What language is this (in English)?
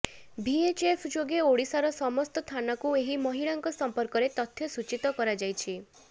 Odia